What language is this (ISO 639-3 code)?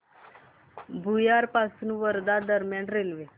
mar